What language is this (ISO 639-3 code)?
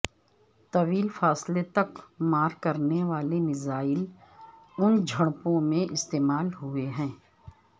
urd